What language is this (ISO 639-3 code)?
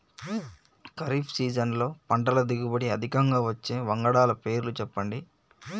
tel